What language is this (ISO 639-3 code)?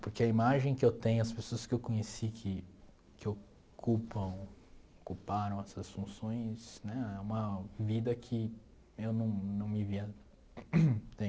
por